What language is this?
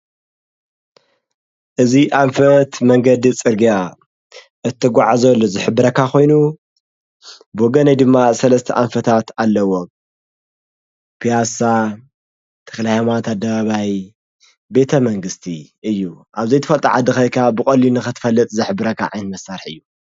Tigrinya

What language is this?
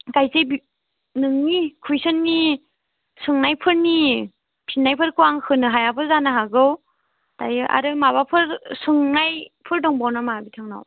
Bodo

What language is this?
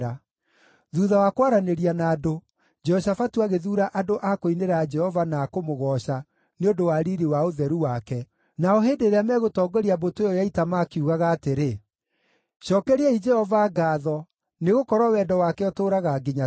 Kikuyu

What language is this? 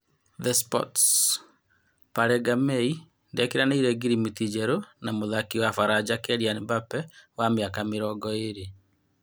Kikuyu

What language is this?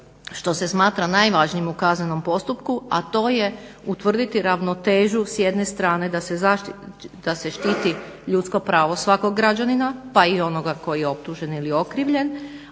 Croatian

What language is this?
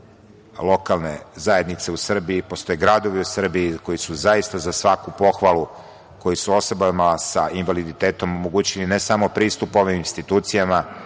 Serbian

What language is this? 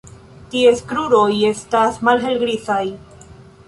Esperanto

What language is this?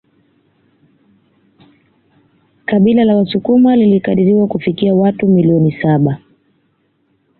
Swahili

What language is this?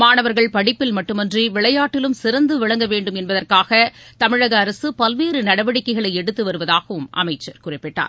Tamil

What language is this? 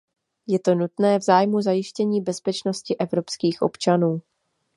Czech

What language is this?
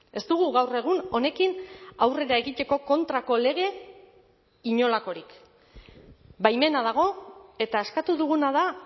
Basque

